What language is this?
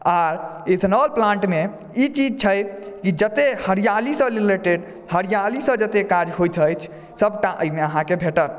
Maithili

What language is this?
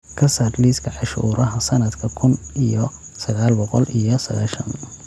Somali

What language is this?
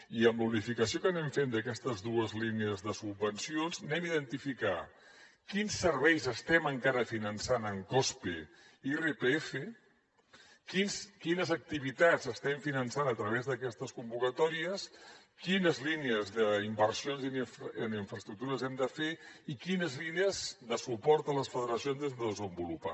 Catalan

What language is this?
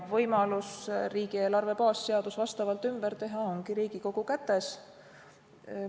Estonian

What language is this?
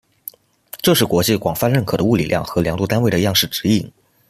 Chinese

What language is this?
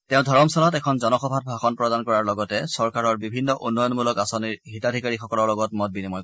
Assamese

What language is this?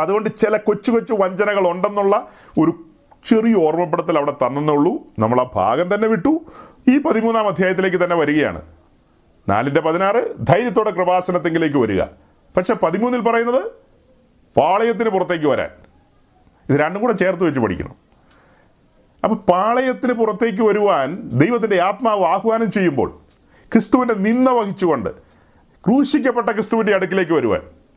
Malayalam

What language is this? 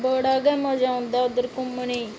Dogri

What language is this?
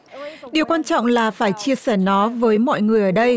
Vietnamese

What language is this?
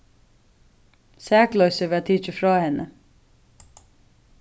Faroese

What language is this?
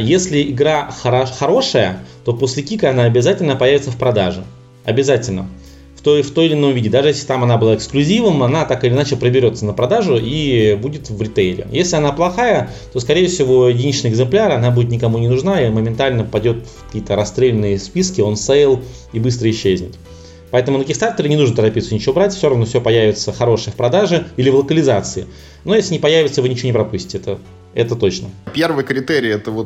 Russian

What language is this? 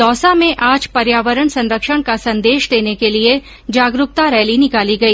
Hindi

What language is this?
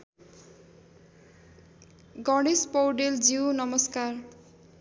Nepali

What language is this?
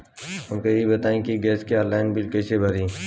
Bhojpuri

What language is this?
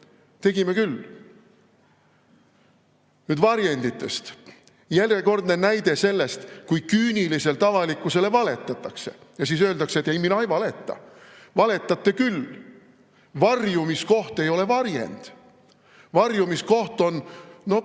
Estonian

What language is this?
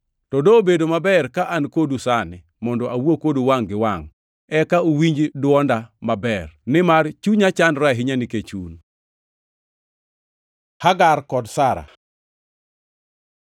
Luo (Kenya and Tanzania)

